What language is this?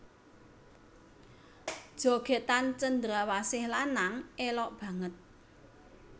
Javanese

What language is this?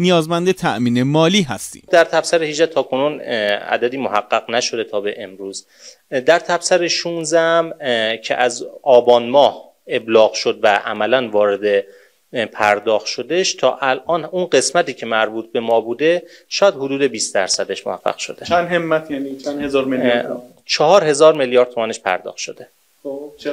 Persian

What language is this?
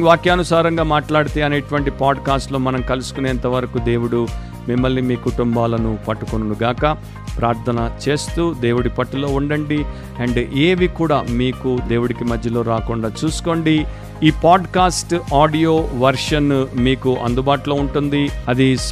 Telugu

